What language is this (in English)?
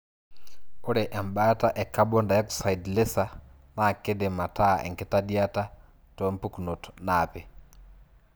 Masai